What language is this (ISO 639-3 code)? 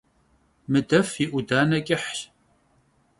kbd